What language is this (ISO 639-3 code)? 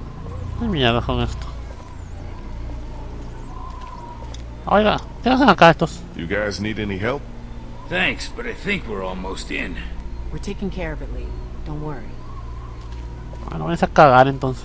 spa